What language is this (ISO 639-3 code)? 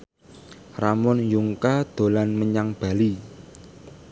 jav